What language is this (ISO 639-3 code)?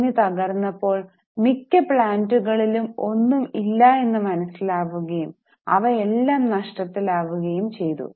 mal